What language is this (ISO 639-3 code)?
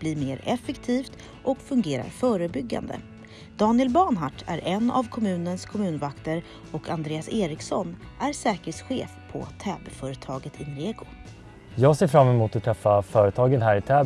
swe